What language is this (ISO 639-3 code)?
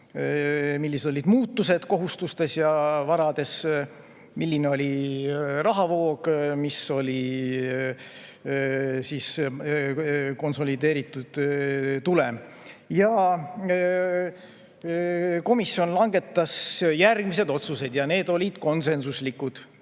est